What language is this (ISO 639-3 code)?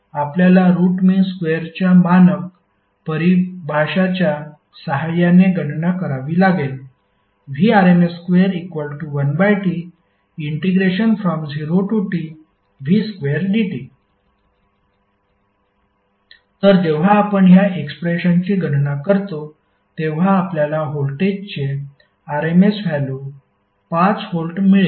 mar